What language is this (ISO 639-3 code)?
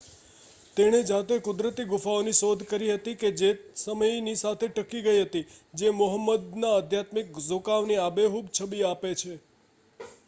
guj